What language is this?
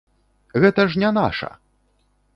Belarusian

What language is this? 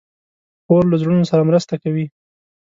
Pashto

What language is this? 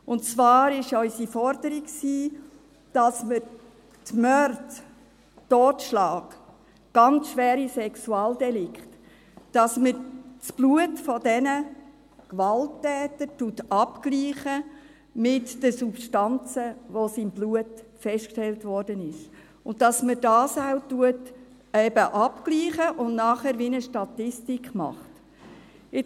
Swiss German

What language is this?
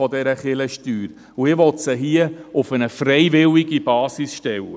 Swiss German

